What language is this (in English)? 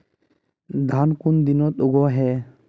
Magahi